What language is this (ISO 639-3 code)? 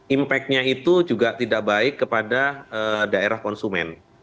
ind